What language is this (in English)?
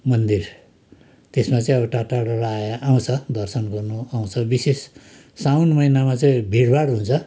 Nepali